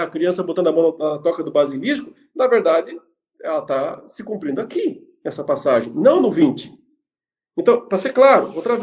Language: Portuguese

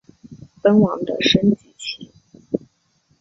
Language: Chinese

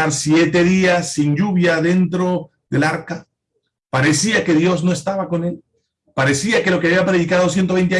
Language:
Spanish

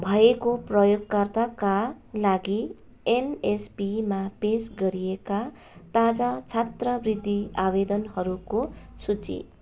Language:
Nepali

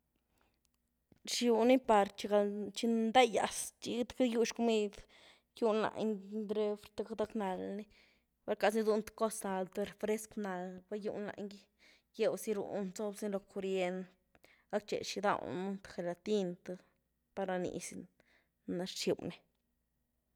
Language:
Güilá Zapotec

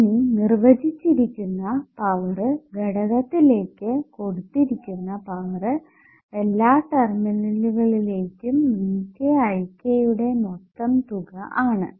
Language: Malayalam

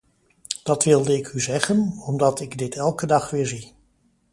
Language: Dutch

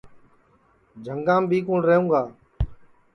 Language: Sansi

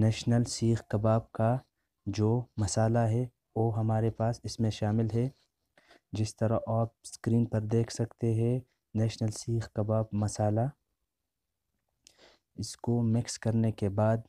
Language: Hindi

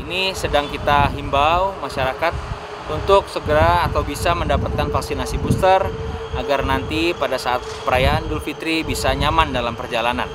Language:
Indonesian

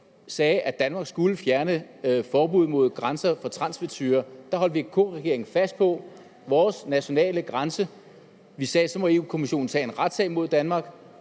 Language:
Danish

